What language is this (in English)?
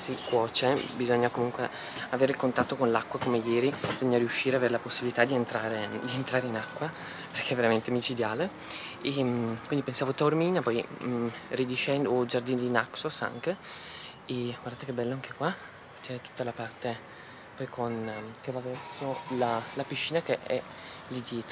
Italian